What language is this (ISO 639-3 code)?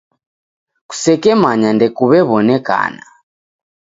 dav